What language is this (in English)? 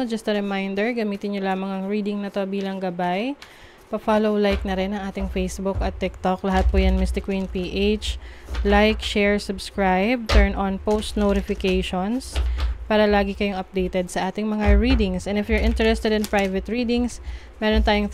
Filipino